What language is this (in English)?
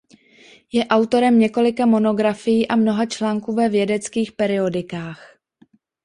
Czech